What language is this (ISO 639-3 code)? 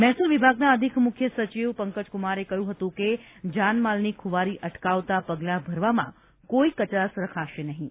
guj